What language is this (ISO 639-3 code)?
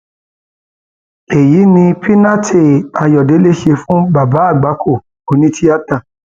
yor